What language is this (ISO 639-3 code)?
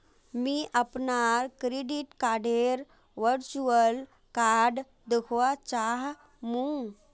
mag